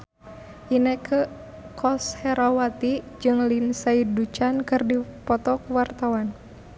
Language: Sundanese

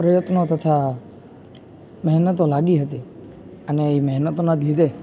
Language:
Gujarati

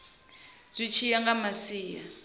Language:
Venda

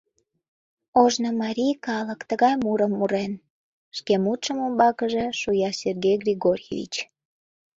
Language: Mari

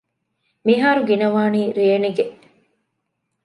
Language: Divehi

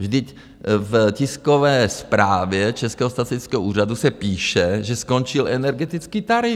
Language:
Czech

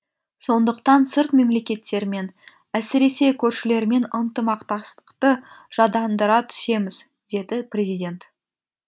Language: Kazakh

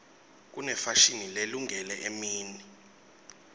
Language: Swati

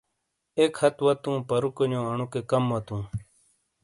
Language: Shina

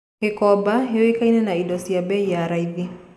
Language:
Kikuyu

